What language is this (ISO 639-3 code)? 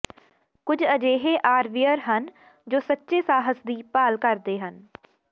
pan